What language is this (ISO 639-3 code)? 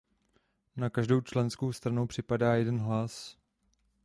ces